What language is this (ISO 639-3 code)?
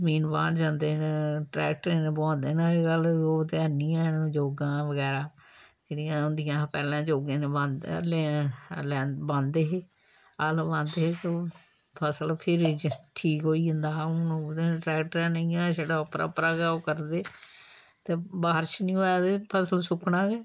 doi